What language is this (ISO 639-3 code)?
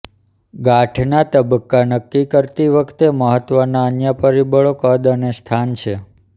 guj